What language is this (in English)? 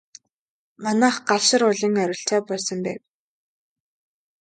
Mongolian